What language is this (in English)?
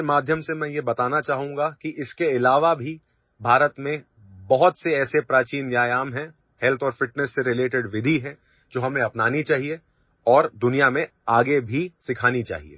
Odia